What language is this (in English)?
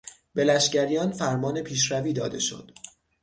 Persian